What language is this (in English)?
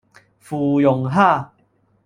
Cantonese